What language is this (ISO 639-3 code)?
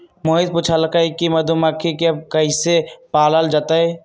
mag